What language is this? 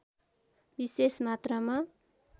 Nepali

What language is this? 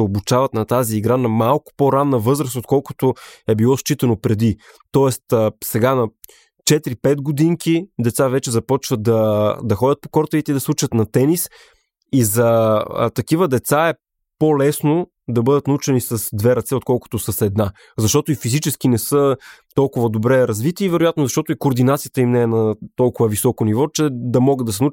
Bulgarian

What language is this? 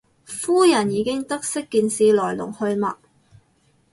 Cantonese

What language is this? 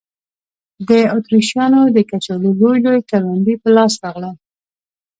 Pashto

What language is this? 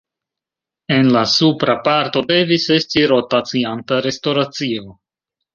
Esperanto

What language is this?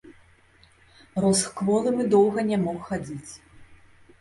Belarusian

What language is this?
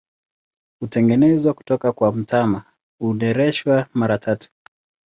Swahili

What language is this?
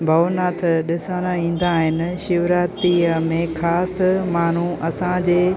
Sindhi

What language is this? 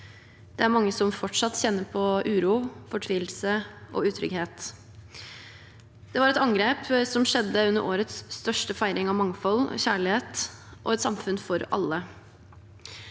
Norwegian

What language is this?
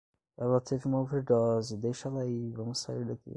Portuguese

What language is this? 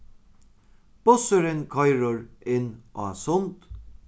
Faroese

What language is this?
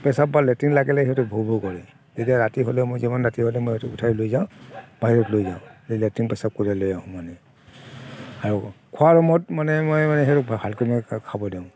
Assamese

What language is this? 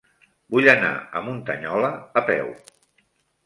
Catalan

